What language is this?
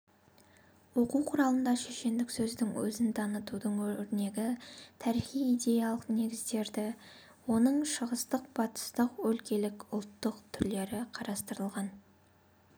Kazakh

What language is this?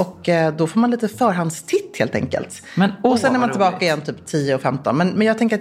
Swedish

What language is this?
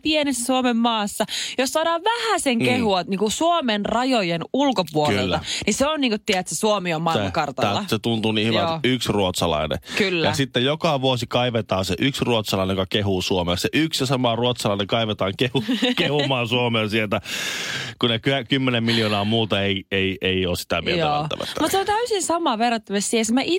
Finnish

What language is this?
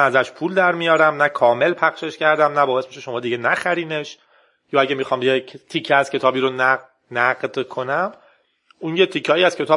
Persian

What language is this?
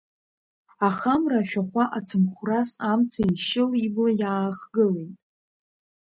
Abkhazian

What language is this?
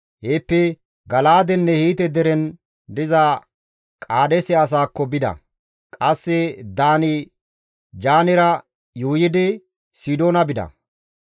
Gamo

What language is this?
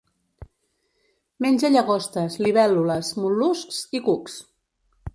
Catalan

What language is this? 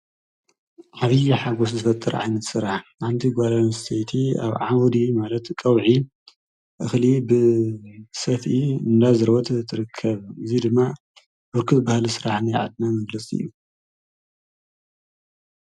Tigrinya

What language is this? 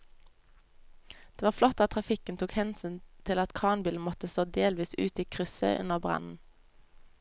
Norwegian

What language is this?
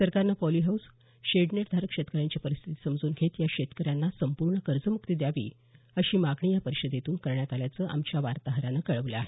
Marathi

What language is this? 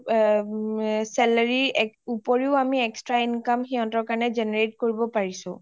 Assamese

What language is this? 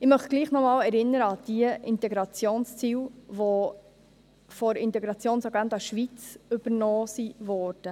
Swiss German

